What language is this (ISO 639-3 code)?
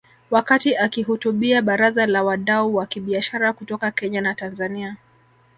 swa